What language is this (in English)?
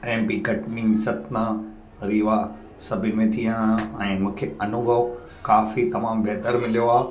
Sindhi